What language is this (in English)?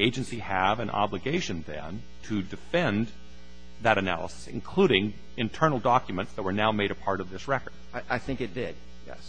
English